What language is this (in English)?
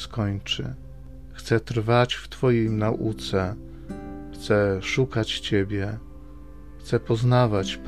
Polish